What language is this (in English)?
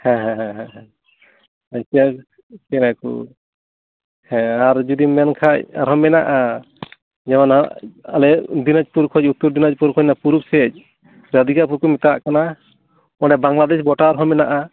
Santali